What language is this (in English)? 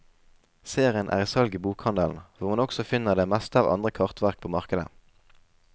Norwegian